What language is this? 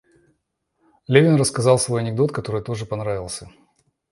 Russian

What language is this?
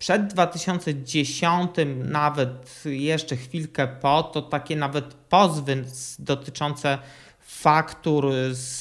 Polish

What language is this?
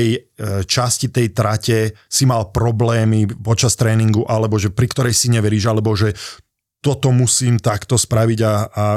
Slovak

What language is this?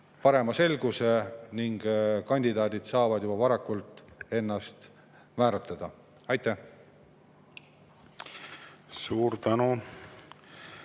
Estonian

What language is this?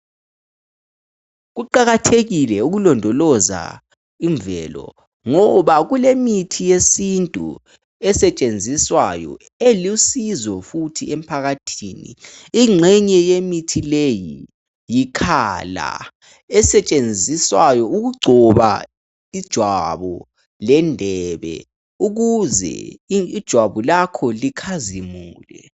North Ndebele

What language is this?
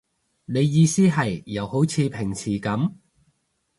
Cantonese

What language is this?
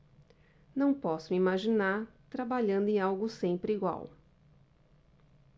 Portuguese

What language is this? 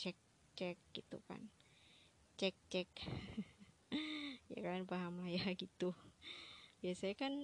Indonesian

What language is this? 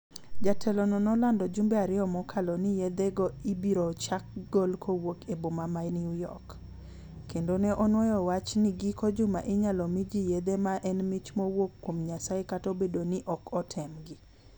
Luo (Kenya and Tanzania)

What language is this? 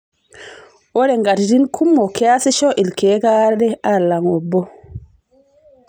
Masai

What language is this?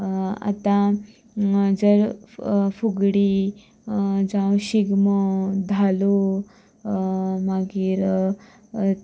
Konkani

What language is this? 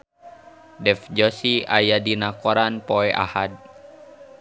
Sundanese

